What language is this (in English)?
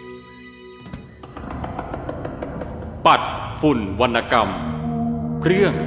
Thai